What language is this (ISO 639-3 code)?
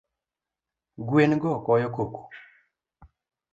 luo